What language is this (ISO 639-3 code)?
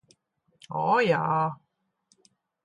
lav